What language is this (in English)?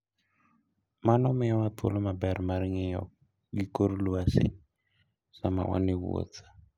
Luo (Kenya and Tanzania)